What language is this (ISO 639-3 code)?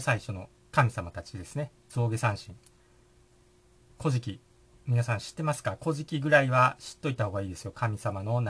jpn